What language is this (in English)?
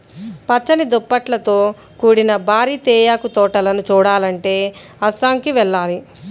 Telugu